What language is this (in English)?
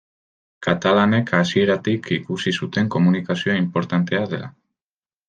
Basque